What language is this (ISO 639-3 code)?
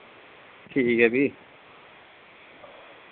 doi